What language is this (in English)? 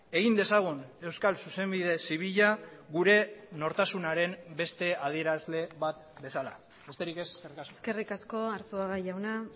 Basque